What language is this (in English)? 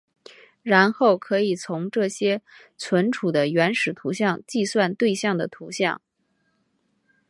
Chinese